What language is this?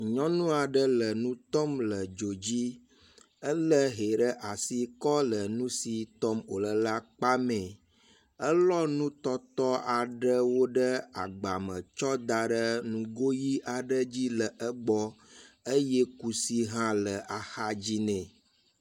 Ewe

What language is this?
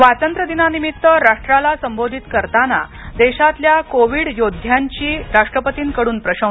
Marathi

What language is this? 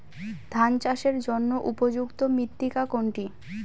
Bangla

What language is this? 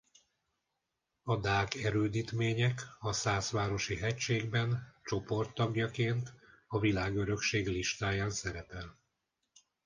Hungarian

